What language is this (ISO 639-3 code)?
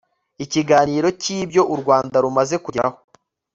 kin